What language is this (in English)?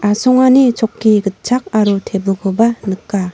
Garo